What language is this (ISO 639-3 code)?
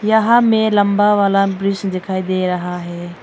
hin